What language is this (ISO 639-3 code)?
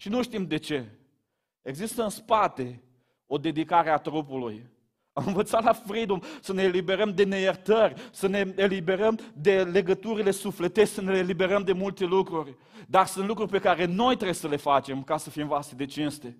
ron